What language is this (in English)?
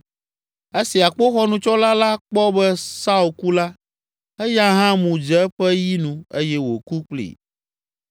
Ewe